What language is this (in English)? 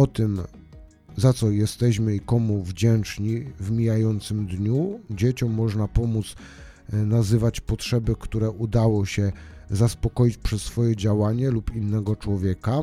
Polish